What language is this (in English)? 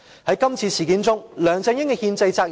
Cantonese